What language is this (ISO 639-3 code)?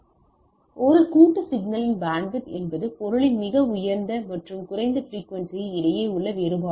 tam